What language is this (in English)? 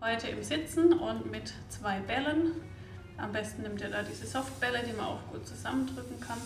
German